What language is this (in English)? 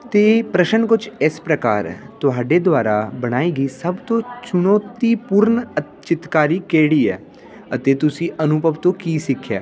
Punjabi